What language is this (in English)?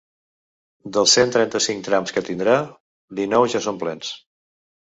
Catalan